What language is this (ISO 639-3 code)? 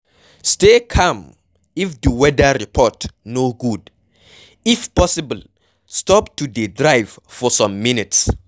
pcm